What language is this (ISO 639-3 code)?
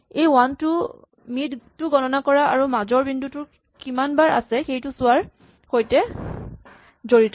asm